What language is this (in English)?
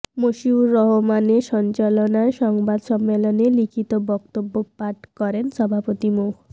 Bangla